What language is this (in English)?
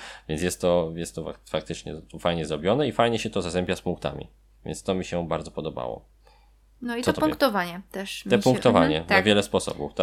Polish